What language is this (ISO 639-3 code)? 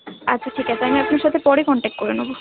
ben